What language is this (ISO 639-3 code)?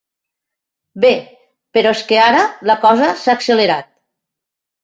cat